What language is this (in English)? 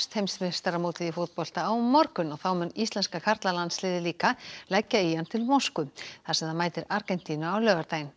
Icelandic